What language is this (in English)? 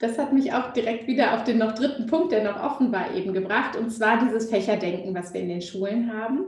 German